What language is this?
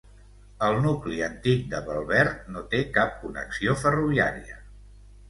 Catalan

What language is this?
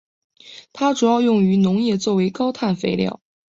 Chinese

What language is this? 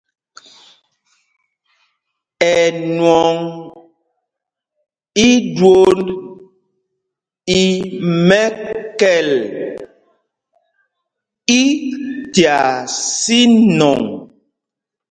Mpumpong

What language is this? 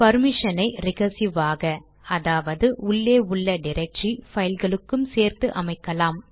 Tamil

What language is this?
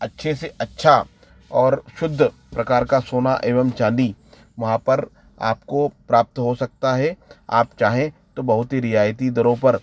Hindi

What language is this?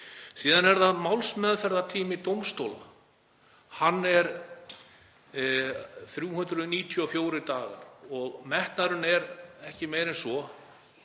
Icelandic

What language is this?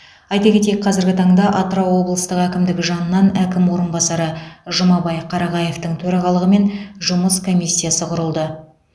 Kazakh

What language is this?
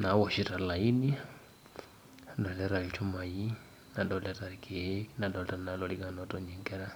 Masai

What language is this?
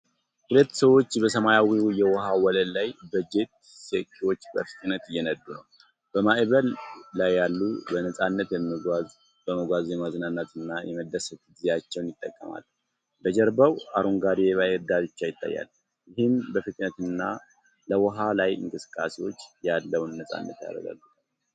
Amharic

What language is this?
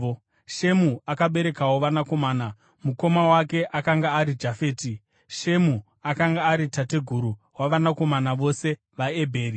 Shona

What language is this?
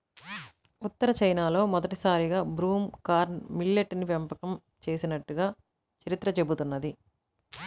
Telugu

